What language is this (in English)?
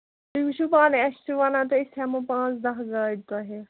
Kashmiri